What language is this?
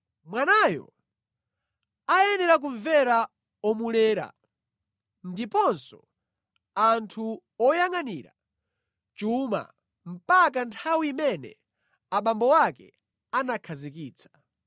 Nyanja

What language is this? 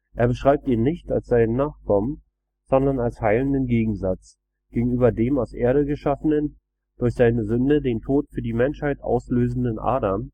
German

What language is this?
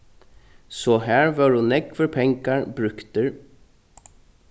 Faroese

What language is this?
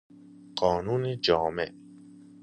Persian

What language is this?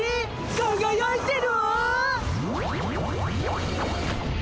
Japanese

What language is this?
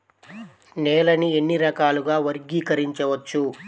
Telugu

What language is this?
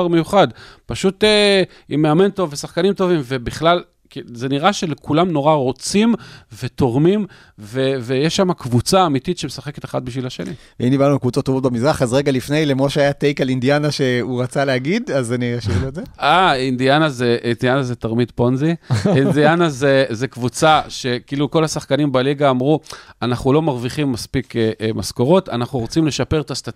Hebrew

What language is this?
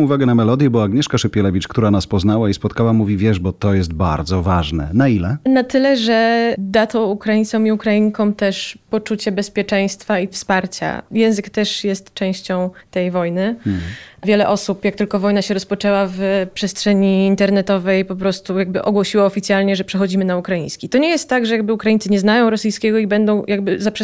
Polish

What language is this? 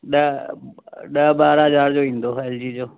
Sindhi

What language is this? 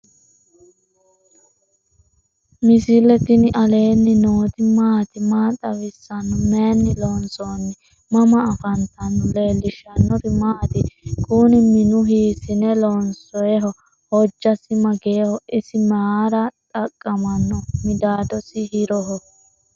Sidamo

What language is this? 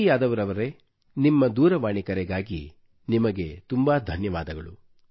Kannada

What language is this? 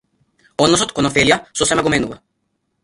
Macedonian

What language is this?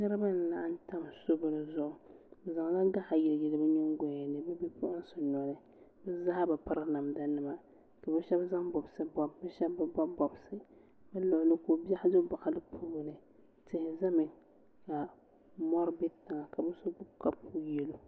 Dagbani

